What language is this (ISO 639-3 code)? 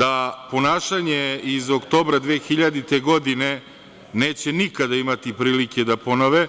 srp